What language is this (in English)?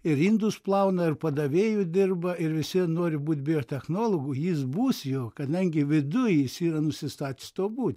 Lithuanian